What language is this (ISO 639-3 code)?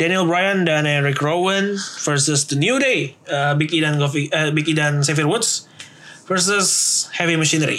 ind